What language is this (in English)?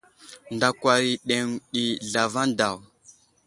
Wuzlam